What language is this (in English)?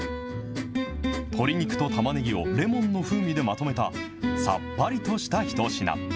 Japanese